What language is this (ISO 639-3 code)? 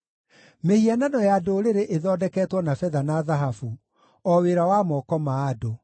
kik